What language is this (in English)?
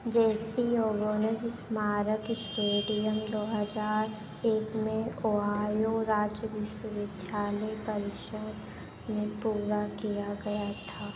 Hindi